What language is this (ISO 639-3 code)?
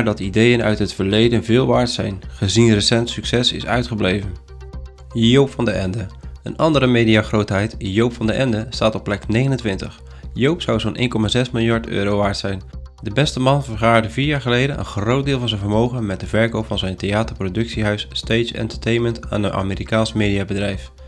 nld